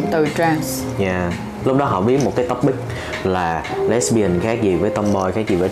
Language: Vietnamese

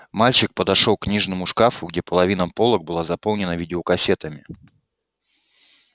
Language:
Russian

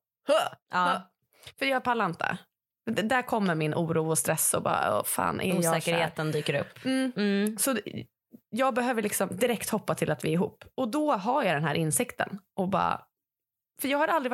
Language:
Swedish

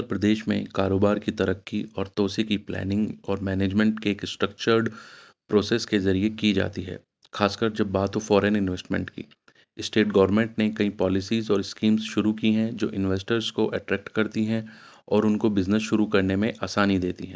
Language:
Urdu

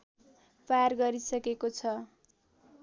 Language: Nepali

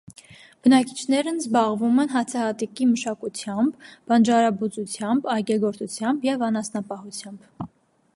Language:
Armenian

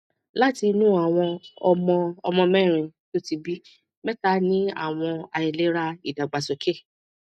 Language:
Yoruba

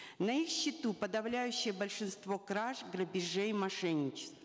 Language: Kazakh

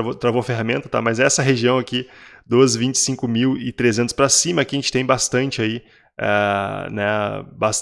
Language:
Portuguese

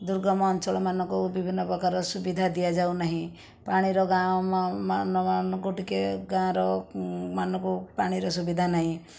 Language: Odia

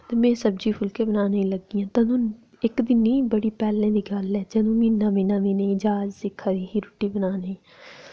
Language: Dogri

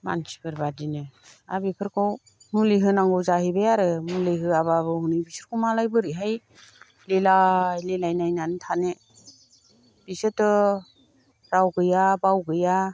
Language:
Bodo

